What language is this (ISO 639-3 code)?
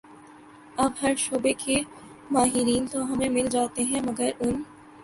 urd